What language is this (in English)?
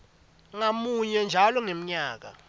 Swati